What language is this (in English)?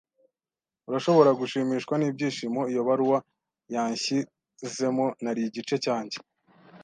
Kinyarwanda